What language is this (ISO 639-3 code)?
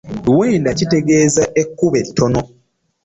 lug